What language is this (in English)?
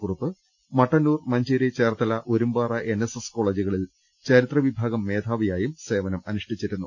Malayalam